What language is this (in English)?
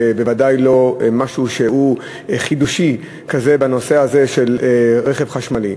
Hebrew